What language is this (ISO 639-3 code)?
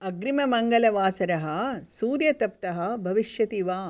san